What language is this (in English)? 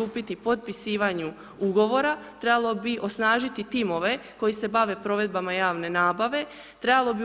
Croatian